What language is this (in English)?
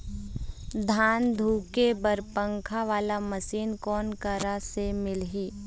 Chhattisgarhi